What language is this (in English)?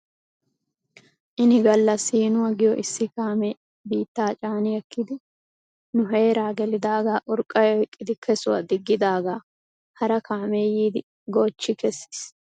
Wolaytta